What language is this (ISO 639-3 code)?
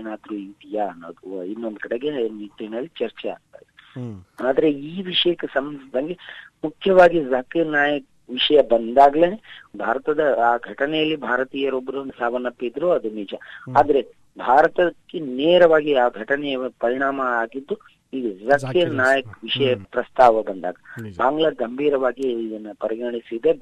kan